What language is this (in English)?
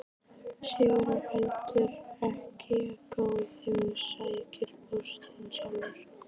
Icelandic